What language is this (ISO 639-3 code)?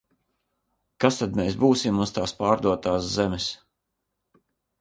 lav